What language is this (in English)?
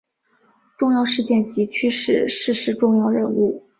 Chinese